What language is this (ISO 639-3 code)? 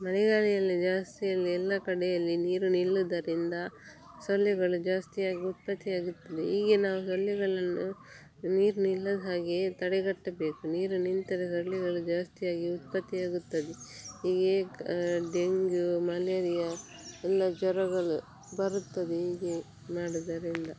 kan